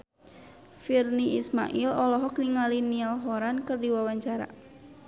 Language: Sundanese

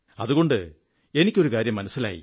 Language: Malayalam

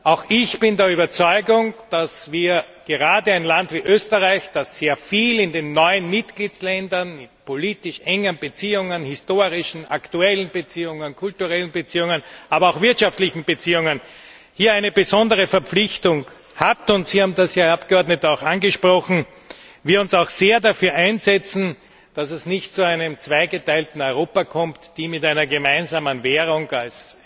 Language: German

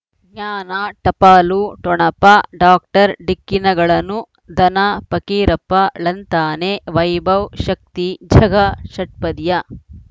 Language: Kannada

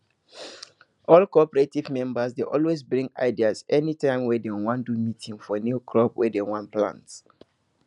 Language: Nigerian Pidgin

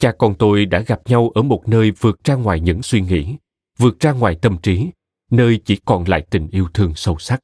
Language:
Vietnamese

